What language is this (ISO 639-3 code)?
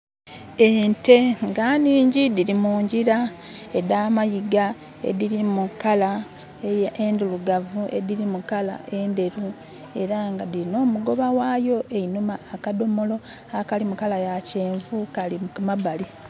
xog